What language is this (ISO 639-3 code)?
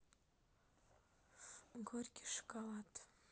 rus